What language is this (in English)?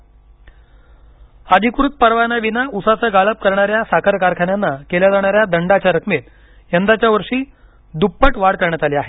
Marathi